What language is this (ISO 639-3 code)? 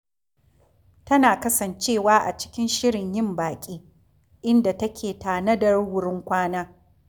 hau